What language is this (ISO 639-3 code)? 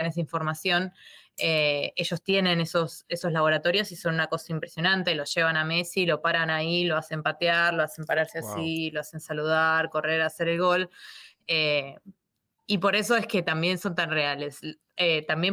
spa